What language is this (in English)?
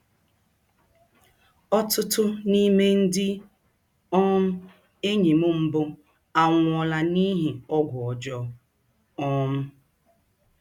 Igbo